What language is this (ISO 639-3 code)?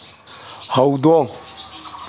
mni